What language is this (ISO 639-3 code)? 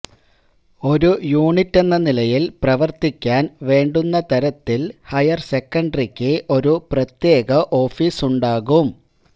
mal